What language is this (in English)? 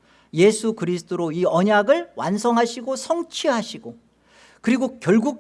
Korean